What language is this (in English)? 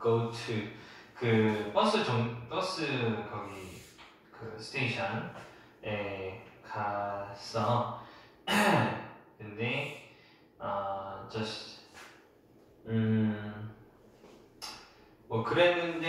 Korean